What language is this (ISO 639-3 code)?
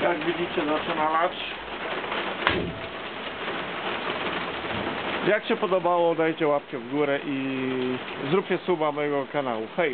pol